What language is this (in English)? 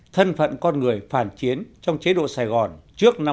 Vietnamese